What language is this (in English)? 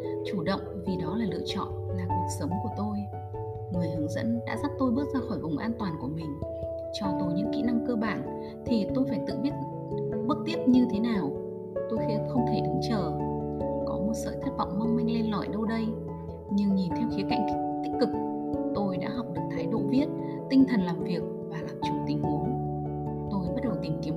Vietnamese